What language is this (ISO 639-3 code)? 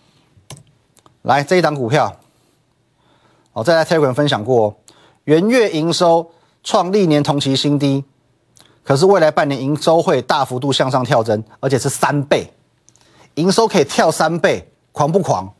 zho